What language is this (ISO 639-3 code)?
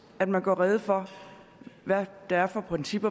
dan